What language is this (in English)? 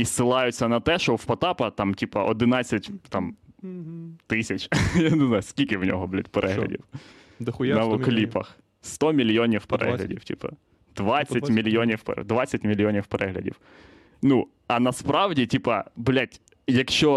Ukrainian